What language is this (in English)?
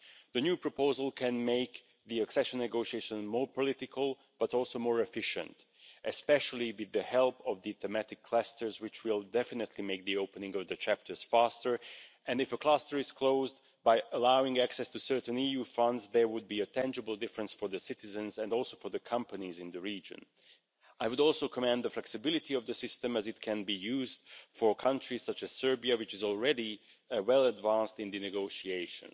English